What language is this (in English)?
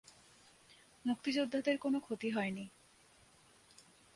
Bangla